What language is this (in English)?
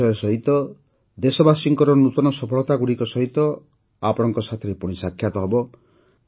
Odia